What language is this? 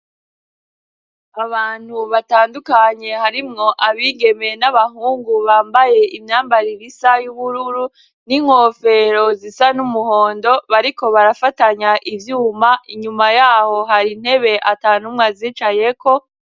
Rundi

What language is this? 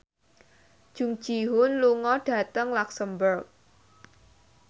Javanese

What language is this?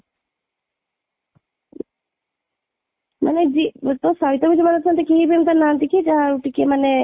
Odia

